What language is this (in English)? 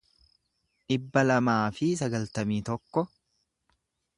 Oromo